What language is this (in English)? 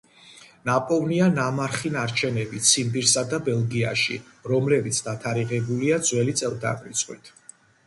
Georgian